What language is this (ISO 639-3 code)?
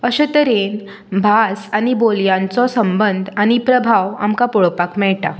kok